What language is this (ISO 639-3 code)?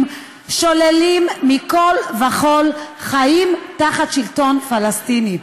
heb